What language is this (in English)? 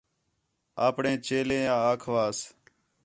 Khetrani